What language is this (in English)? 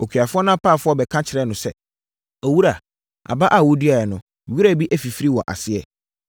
Akan